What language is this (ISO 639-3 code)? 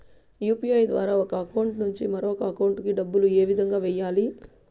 tel